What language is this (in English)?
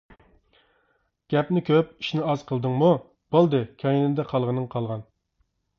Uyghur